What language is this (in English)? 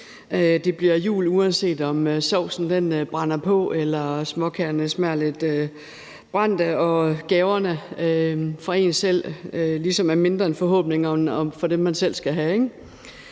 Danish